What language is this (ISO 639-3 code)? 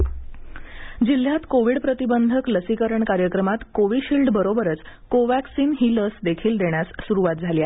mar